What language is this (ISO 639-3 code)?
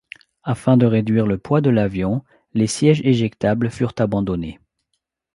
fra